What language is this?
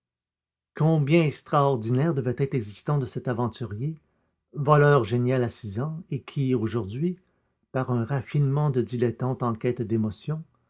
French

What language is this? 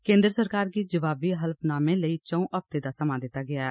Dogri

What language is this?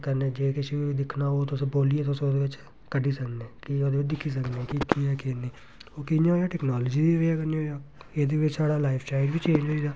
Dogri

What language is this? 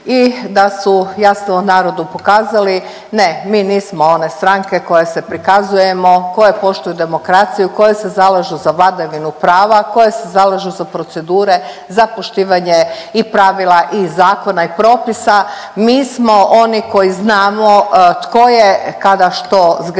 Croatian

